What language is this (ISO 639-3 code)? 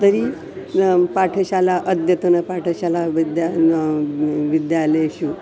san